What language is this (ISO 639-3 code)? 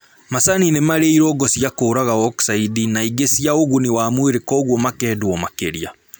kik